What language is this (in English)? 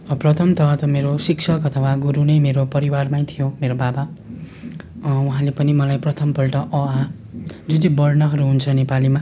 Nepali